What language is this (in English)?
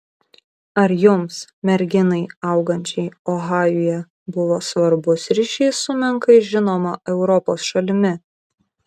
Lithuanian